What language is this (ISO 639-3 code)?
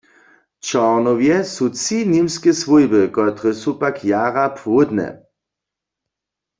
hsb